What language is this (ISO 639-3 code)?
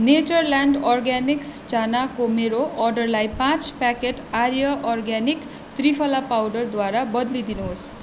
nep